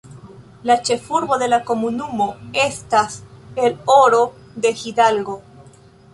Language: Esperanto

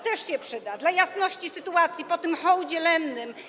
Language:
Polish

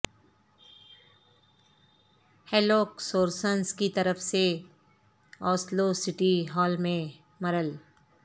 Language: Urdu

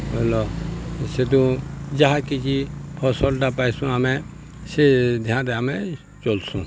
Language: Odia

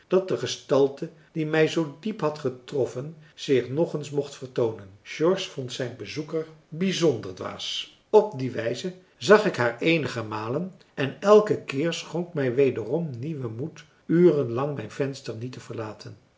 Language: Dutch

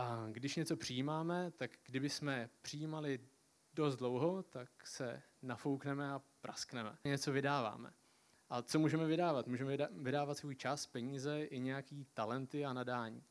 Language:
Czech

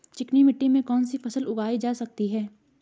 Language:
Hindi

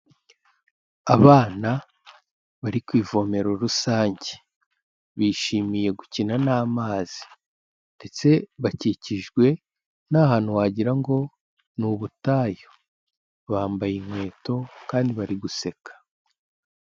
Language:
Kinyarwanda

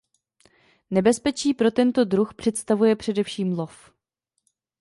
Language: Czech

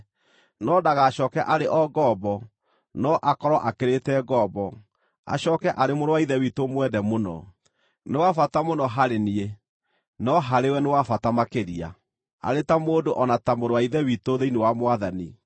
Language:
Kikuyu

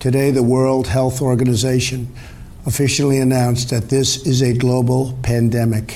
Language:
Slovak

